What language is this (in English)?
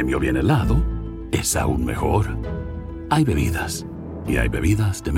Arabic